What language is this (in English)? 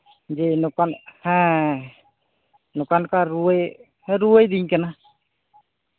Santali